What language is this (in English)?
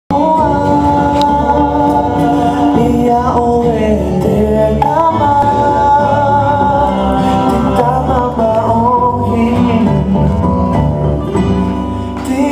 Thai